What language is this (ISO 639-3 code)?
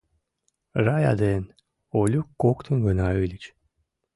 chm